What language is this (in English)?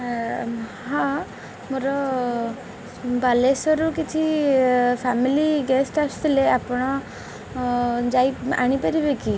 Odia